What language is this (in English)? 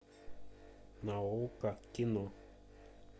Russian